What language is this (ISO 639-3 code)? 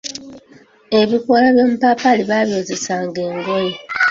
lug